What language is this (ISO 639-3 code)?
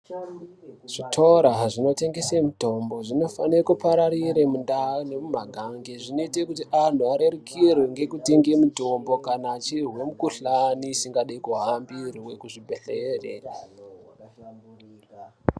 ndc